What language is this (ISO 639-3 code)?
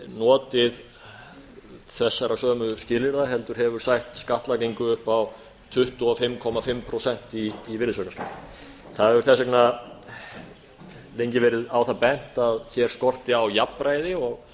isl